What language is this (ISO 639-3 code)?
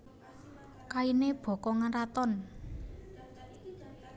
jav